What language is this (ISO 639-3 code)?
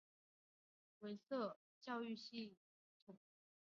zho